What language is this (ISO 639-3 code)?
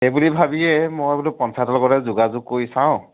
asm